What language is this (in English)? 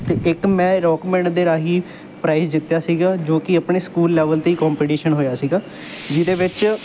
Punjabi